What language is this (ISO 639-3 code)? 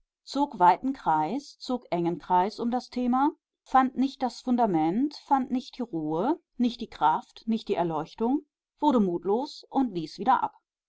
deu